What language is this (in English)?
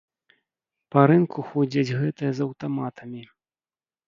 Belarusian